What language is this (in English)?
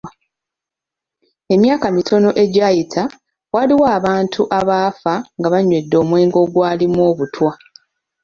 Ganda